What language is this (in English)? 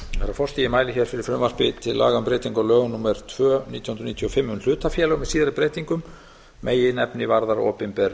Icelandic